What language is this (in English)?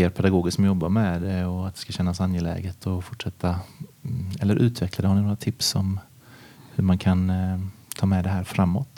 Swedish